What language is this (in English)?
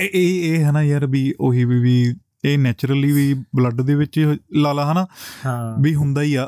Punjabi